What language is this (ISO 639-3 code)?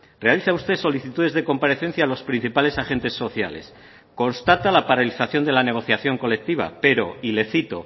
spa